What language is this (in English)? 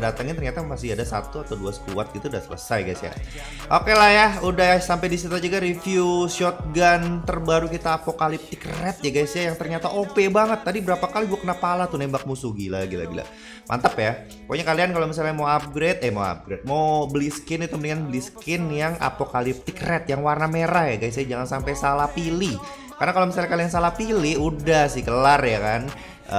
Indonesian